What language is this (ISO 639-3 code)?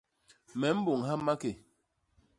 bas